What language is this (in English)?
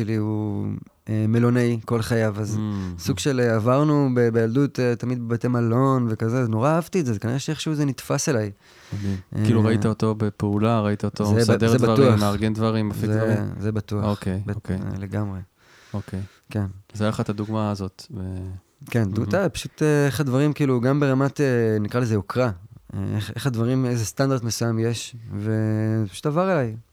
Hebrew